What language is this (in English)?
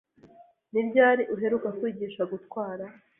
Kinyarwanda